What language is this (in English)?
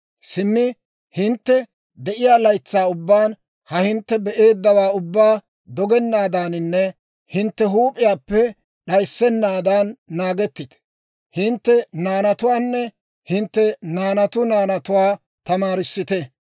Dawro